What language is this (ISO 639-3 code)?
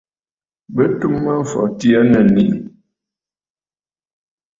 bfd